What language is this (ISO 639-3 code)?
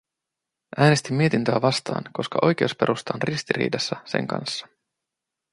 fin